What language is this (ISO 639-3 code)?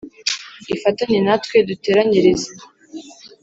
kin